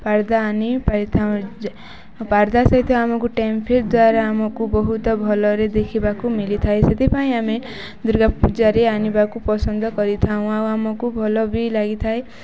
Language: Odia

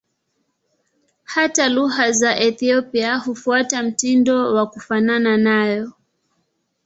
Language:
Swahili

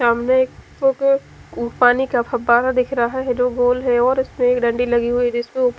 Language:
Hindi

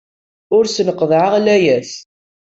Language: Kabyle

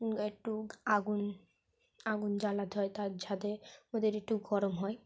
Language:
Bangla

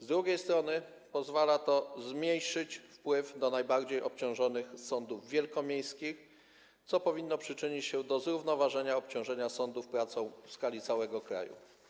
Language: Polish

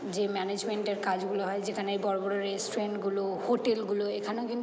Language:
Bangla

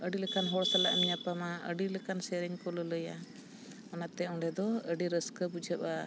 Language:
Santali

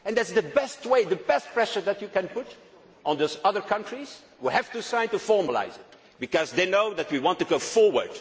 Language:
English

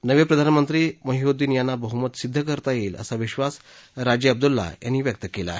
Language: Marathi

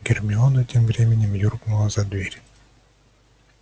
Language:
Russian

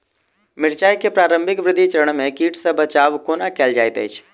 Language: Maithili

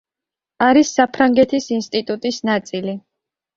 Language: Georgian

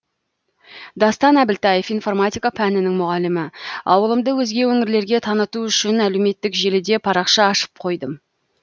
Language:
Kazakh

